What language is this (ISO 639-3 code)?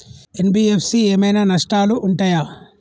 tel